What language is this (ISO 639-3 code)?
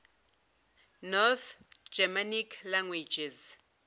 zul